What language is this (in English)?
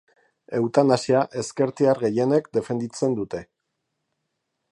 Basque